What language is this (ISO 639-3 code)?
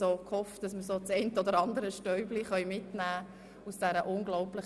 gsw